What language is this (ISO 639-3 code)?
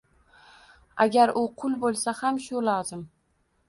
uzb